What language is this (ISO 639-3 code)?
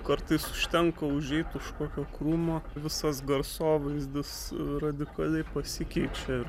lit